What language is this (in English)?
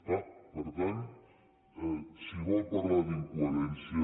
Catalan